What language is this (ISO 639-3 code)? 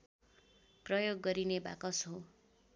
nep